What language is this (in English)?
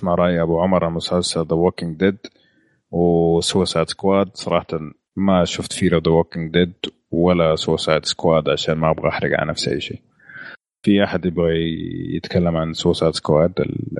Arabic